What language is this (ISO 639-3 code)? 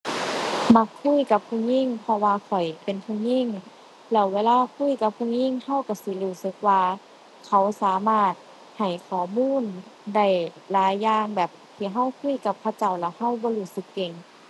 tha